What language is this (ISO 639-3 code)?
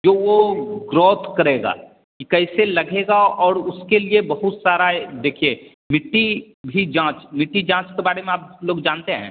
hin